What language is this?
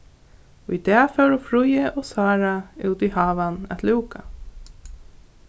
Faroese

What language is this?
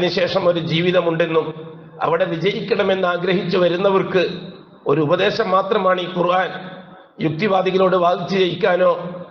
Arabic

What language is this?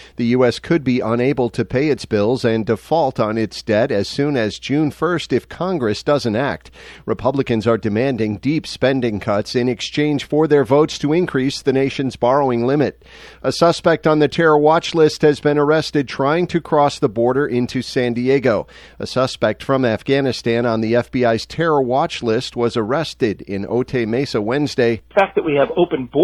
English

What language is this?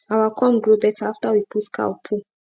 Nigerian Pidgin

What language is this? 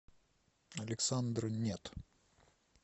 Russian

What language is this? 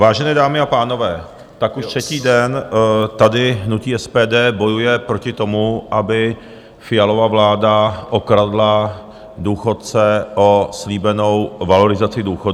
Czech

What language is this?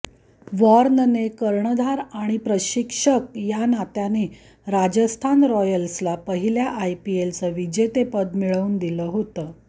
Marathi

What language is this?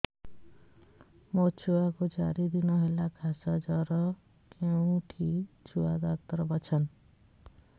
Odia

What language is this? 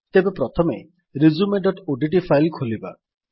Odia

